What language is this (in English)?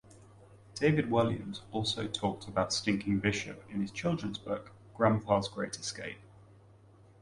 English